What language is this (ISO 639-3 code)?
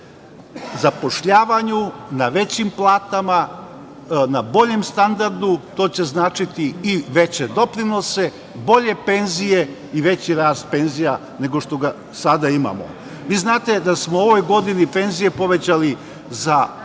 srp